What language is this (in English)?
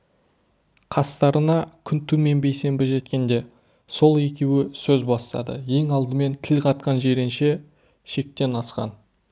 Kazakh